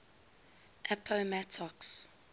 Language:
English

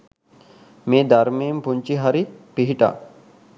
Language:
Sinhala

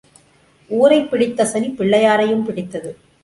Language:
Tamil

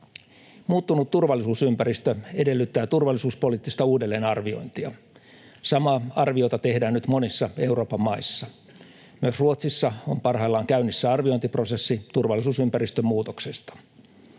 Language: Finnish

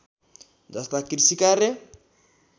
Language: Nepali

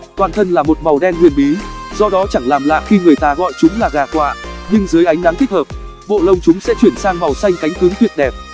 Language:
Vietnamese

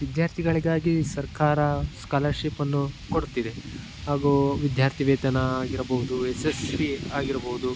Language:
Kannada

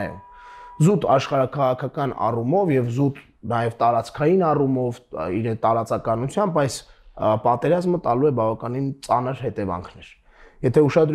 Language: Romanian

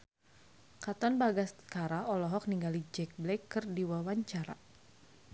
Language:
Sundanese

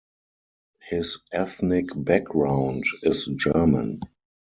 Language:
English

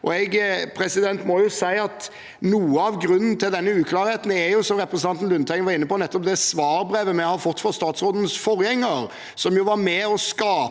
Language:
Norwegian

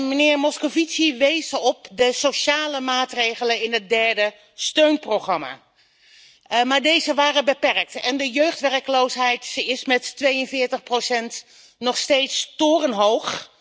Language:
Dutch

